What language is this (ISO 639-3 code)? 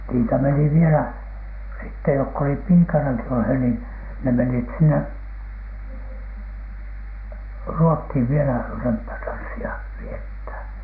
fin